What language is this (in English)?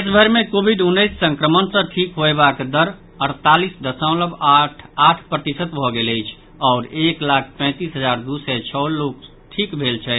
Maithili